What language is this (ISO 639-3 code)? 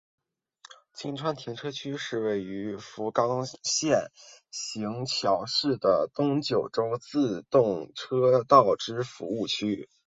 zho